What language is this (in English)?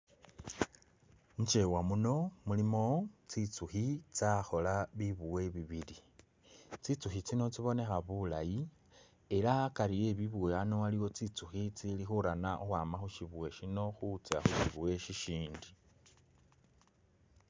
Masaaba